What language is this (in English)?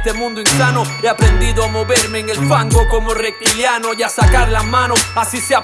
Spanish